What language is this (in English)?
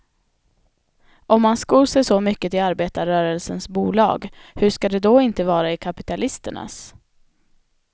Swedish